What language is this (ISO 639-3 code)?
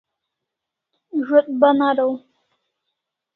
kls